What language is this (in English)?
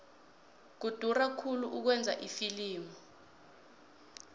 South Ndebele